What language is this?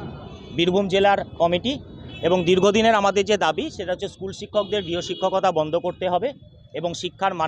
Romanian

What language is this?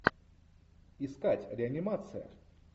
Russian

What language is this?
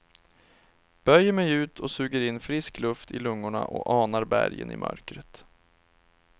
Swedish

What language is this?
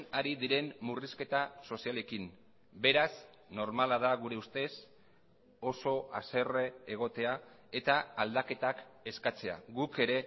Basque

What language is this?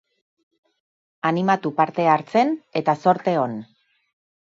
Basque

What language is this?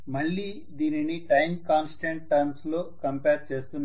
Telugu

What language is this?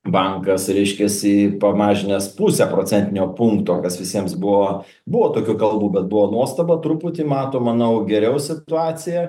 Lithuanian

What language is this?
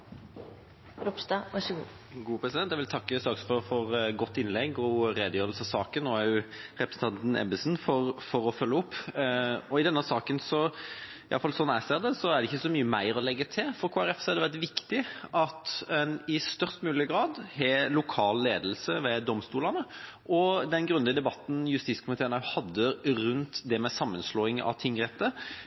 Norwegian Bokmål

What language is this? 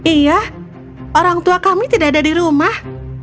Indonesian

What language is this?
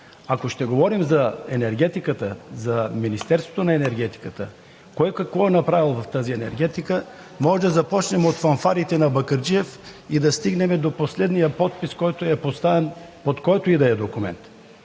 Bulgarian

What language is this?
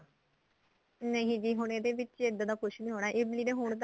Punjabi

